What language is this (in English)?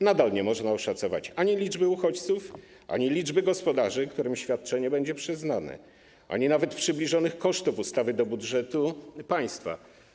Polish